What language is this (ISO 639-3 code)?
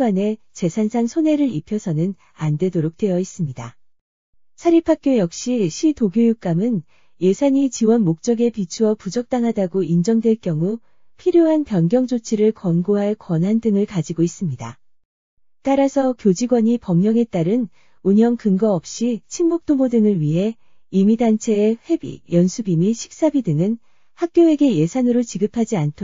kor